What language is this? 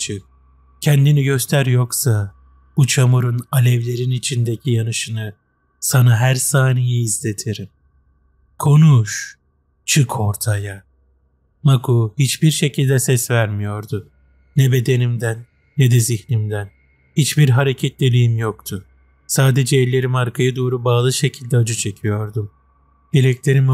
Turkish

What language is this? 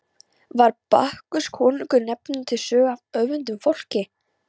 Icelandic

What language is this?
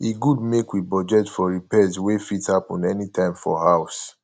Nigerian Pidgin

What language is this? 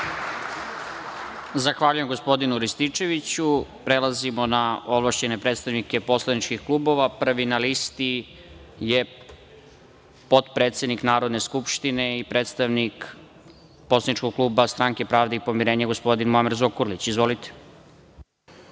Serbian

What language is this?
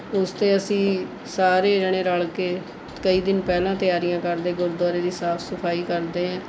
Punjabi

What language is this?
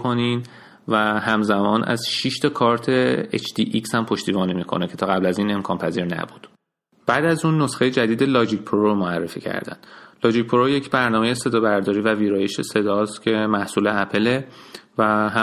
Persian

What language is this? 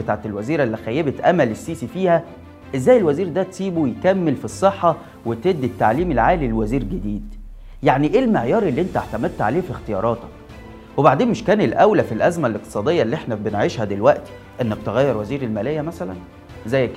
Arabic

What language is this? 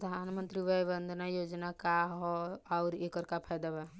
Bhojpuri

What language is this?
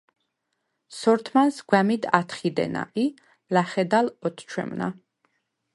Svan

